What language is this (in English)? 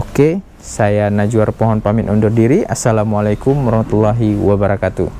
Indonesian